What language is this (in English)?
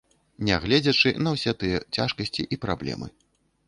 Belarusian